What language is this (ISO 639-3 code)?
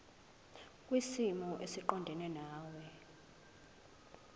zul